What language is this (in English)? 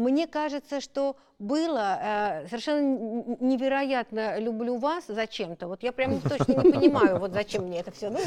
Russian